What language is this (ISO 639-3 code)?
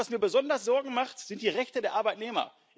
deu